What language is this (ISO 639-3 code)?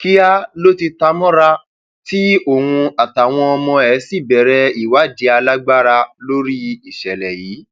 yor